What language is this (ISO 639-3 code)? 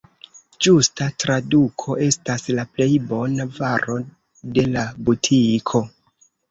epo